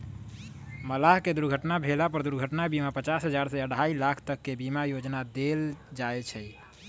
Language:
Magahi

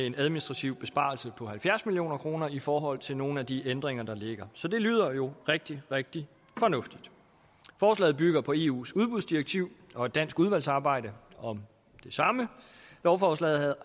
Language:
Danish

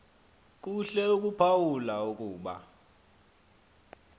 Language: Xhosa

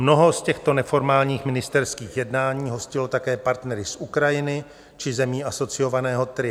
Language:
Czech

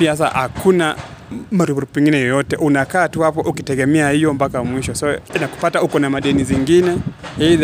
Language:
Swahili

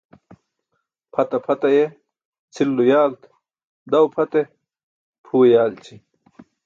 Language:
Burushaski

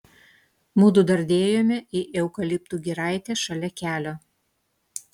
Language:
Lithuanian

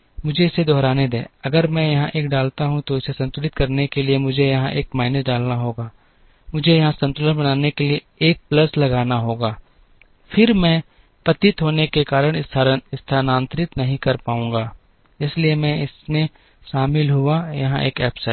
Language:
Hindi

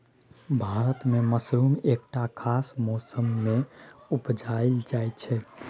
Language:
Maithili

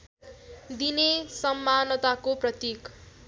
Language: Nepali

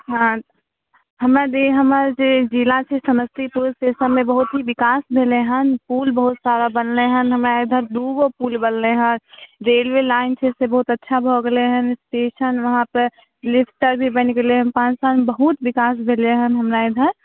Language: Maithili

